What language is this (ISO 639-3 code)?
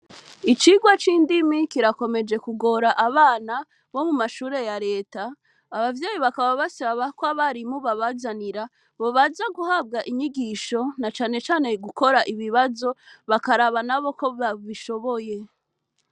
run